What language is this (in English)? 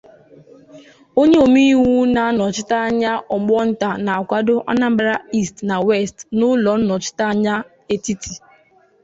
Igbo